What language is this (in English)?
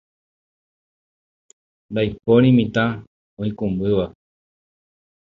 Guarani